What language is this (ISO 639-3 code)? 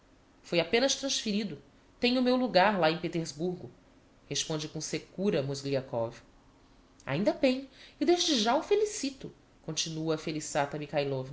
por